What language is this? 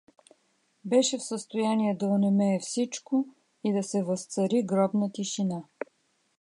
Bulgarian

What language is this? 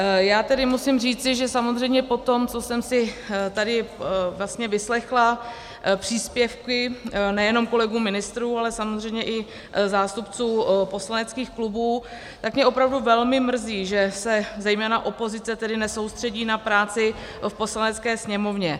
Czech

